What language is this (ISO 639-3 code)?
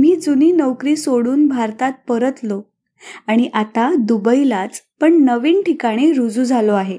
mar